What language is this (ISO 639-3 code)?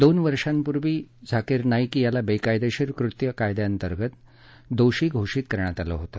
mar